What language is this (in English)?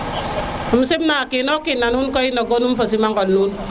Serer